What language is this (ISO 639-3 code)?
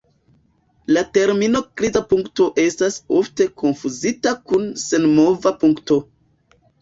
epo